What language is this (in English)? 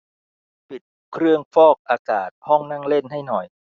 Thai